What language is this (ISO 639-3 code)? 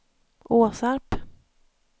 swe